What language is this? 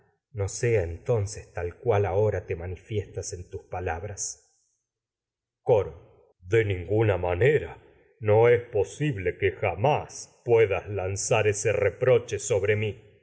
Spanish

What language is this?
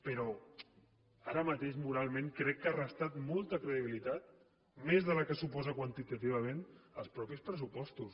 Catalan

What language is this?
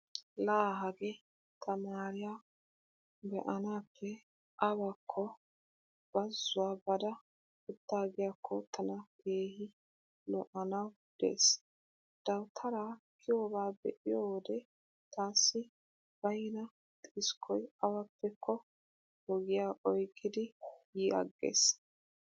Wolaytta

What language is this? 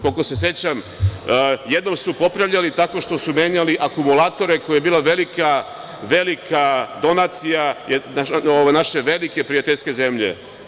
Serbian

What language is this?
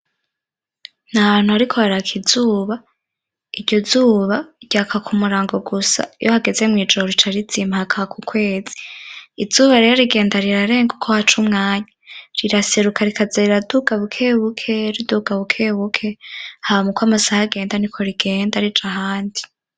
Rundi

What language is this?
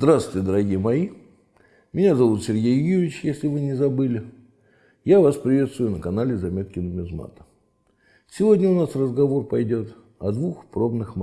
Russian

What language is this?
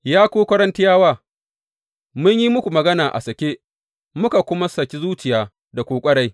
Hausa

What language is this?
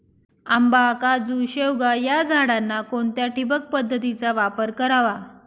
Marathi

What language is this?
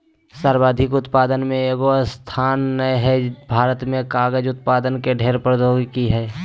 Magahi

